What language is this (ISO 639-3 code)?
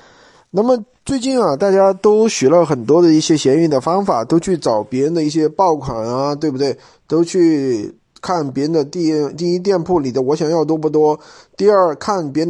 zho